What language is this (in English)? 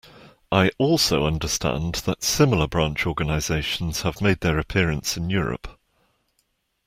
English